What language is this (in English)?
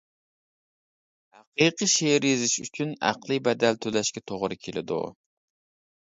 Uyghur